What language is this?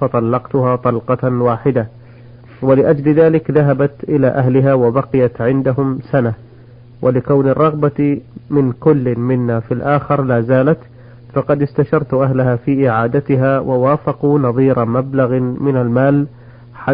Arabic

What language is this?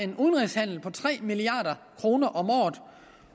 Danish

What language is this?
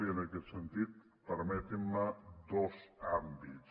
Catalan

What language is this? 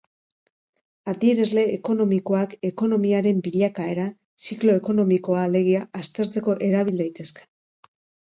Basque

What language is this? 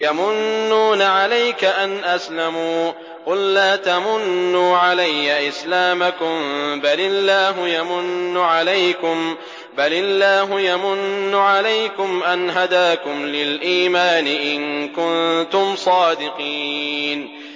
Arabic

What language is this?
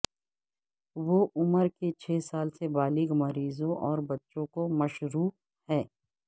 Urdu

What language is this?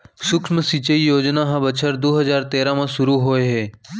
Chhattisgarhi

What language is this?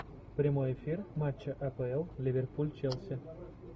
Russian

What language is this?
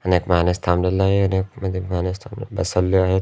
Marathi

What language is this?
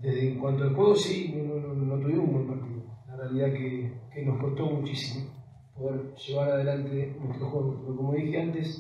Spanish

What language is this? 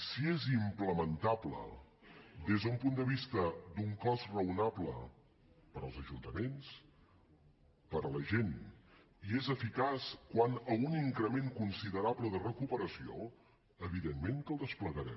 Catalan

